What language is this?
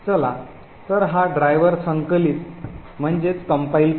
Marathi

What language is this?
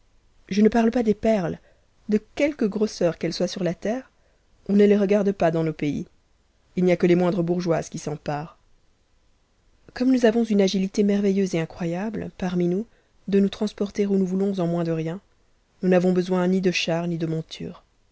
French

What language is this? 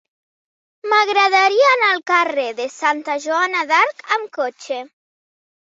Catalan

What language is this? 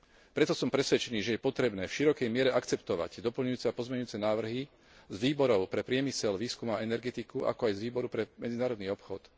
Slovak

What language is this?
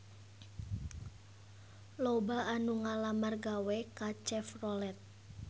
Sundanese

